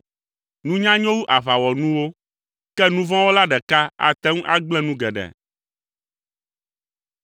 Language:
Ewe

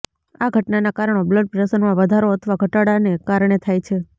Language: Gujarati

